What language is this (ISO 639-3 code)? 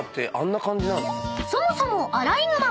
jpn